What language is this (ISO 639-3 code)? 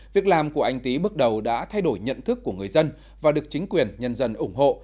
vie